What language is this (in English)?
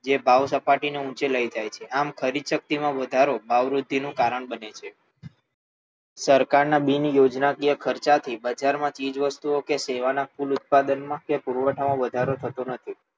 Gujarati